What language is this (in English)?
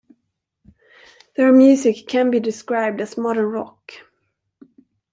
English